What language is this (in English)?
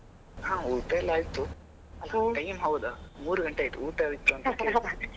Kannada